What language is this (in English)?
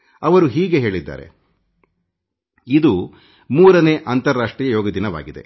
Kannada